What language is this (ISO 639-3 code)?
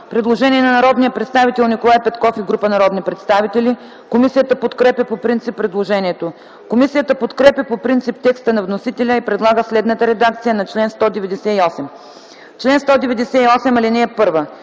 bul